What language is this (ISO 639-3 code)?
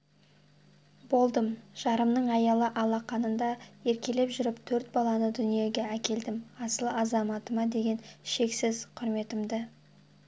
kaz